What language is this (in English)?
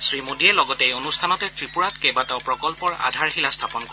Assamese